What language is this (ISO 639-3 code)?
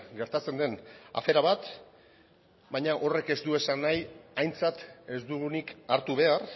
eus